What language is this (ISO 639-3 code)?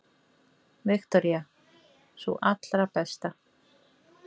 isl